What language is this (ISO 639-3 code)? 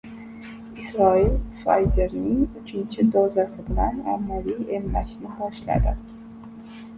uzb